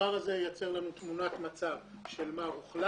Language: Hebrew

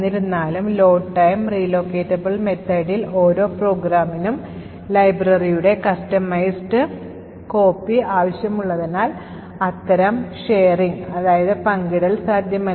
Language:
Malayalam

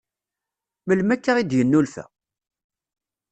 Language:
Kabyle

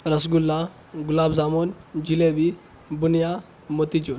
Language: Urdu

